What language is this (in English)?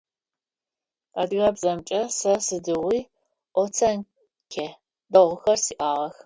Adyghe